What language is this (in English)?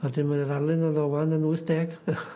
Welsh